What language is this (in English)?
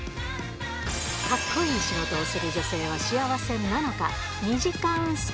Japanese